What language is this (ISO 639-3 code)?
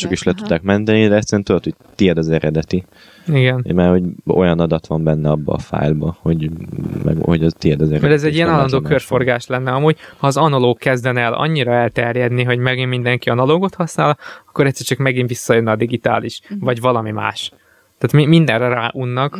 hun